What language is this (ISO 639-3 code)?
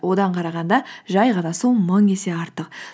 kaz